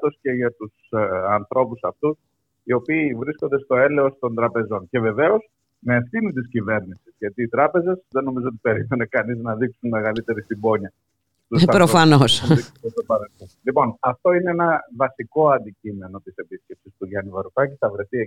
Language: Greek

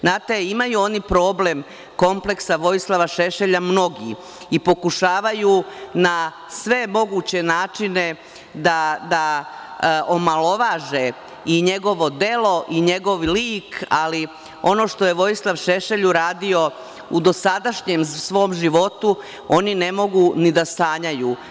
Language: Serbian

